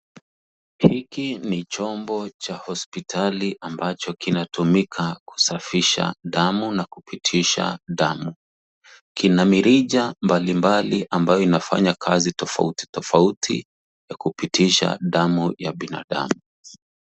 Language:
Swahili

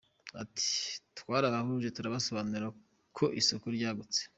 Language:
Kinyarwanda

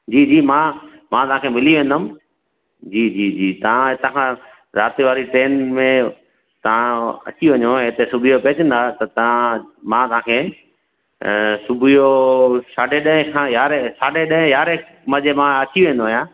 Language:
Sindhi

